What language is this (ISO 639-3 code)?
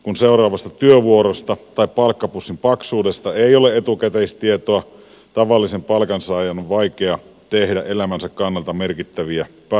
fin